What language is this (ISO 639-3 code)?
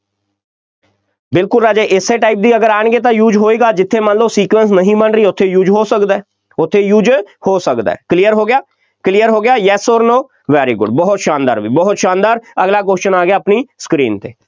pan